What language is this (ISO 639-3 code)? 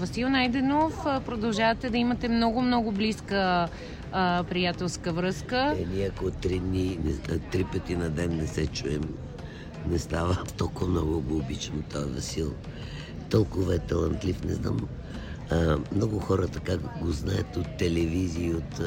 bul